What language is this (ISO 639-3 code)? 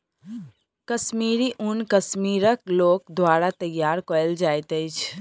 mai